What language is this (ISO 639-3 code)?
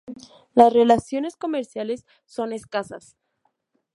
spa